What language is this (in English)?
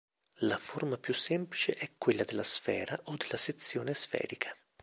Italian